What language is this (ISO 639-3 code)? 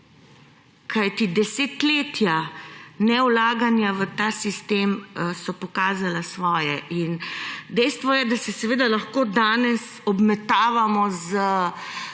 slv